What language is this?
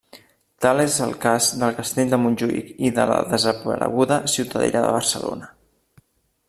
Catalan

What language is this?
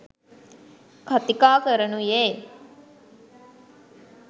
Sinhala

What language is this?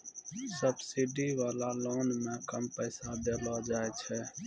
Maithili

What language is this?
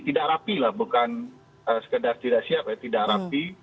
Indonesian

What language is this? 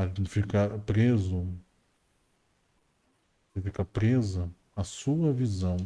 Portuguese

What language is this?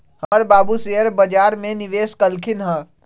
Magahi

